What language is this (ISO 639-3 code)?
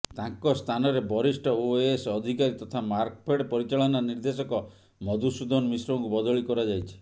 ori